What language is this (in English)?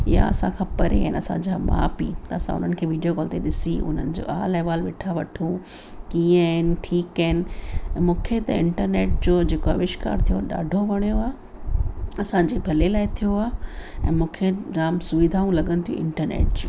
Sindhi